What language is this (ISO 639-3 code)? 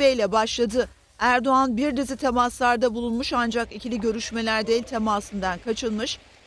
tur